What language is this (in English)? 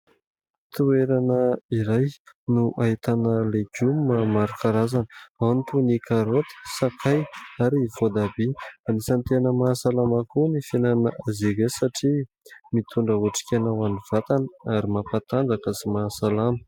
Malagasy